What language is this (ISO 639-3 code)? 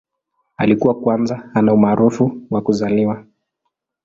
swa